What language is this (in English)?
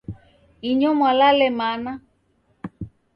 Taita